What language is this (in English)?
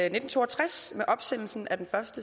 Danish